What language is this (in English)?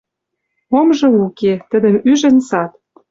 Western Mari